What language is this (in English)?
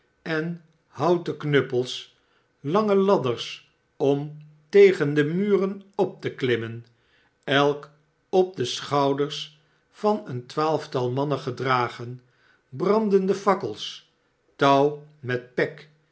Dutch